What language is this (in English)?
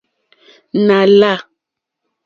Mokpwe